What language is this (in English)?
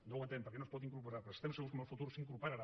Catalan